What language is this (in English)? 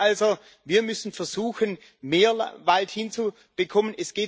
German